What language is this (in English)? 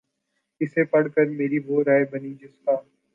Urdu